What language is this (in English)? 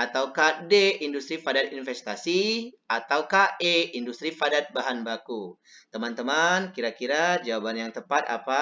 Indonesian